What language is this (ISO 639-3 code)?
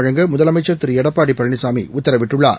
tam